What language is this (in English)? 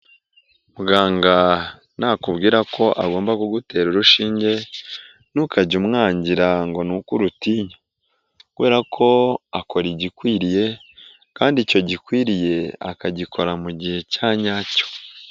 Kinyarwanda